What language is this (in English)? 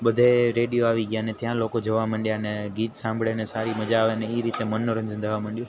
Gujarati